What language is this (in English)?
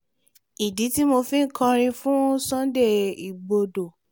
Yoruba